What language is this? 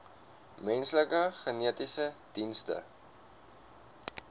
Afrikaans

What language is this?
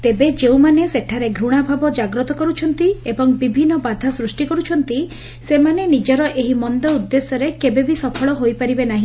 Odia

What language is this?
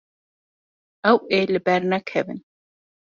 Kurdish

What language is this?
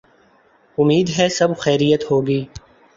Urdu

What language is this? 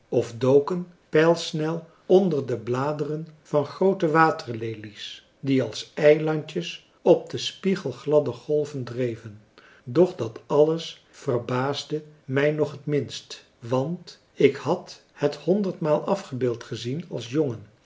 Dutch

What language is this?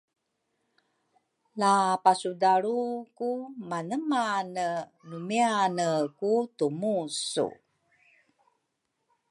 Rukai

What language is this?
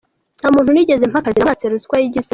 Kinyarwanda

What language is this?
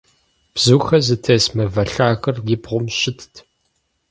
Kabardian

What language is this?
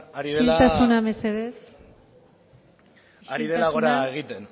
Basque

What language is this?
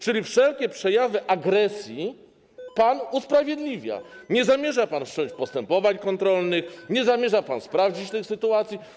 Polish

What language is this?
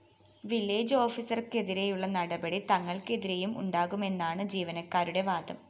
Malayalam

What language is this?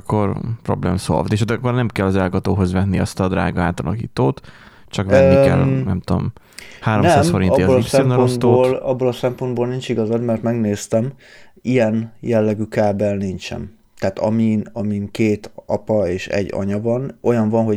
Hungarian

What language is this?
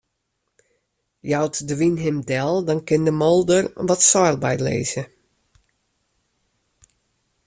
Western Frisian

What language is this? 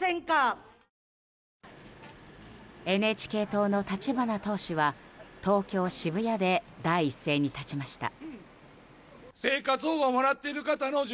Japanese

